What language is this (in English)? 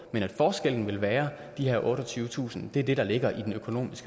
Danish